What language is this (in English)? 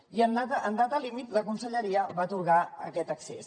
Catalan